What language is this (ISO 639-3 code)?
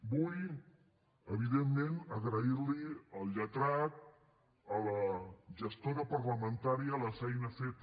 cat